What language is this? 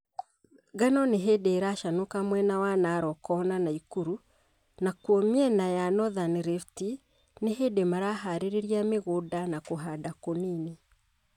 Kikuyu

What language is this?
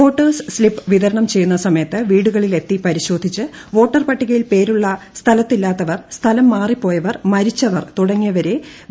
Malayalam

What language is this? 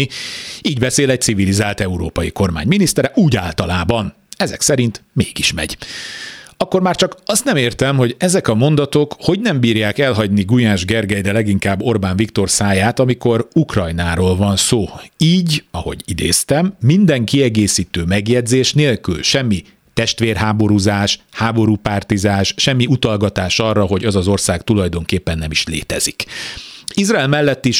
Hungarian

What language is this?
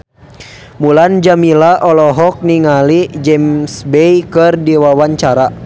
Sundanese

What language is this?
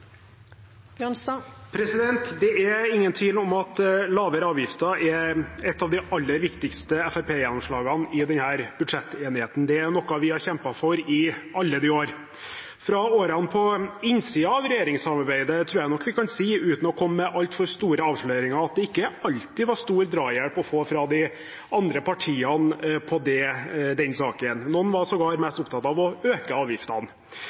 Norwegian Bokmål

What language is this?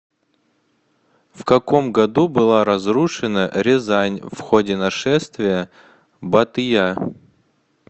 Russian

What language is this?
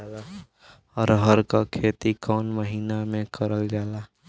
Bhojpuri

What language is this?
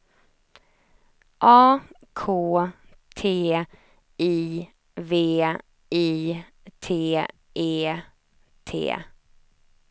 Swedish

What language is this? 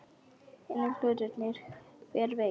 Icelandic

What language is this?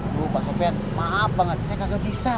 Indonesian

